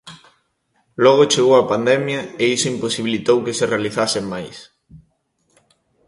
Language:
Galician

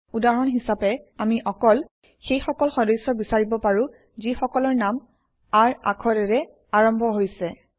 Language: Assamese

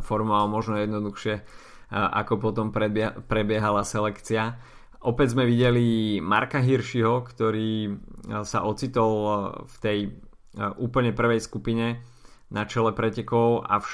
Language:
Slovak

